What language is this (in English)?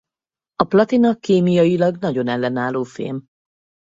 Hungarian